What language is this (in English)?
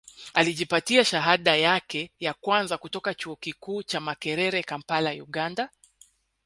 Swahili